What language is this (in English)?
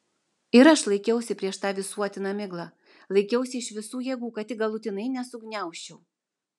Lithuanian